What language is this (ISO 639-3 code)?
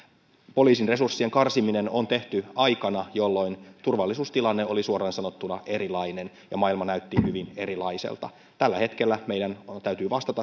fin